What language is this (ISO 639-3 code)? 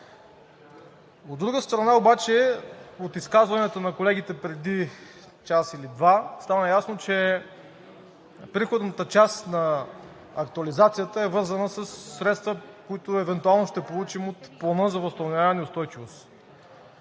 bul